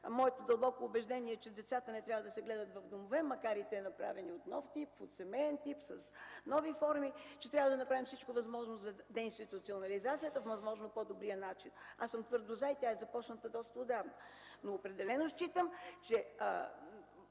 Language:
Bulgarian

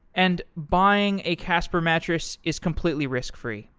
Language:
English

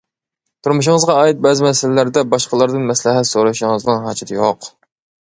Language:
Uyghur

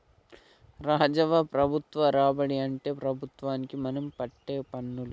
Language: Telugu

